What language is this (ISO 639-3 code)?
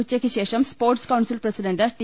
mal